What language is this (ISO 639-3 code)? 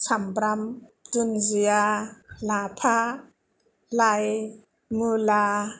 brx